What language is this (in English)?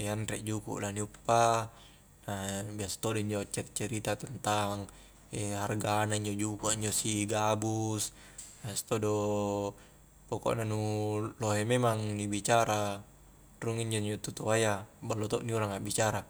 Highland Konjo